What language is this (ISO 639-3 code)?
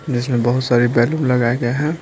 hin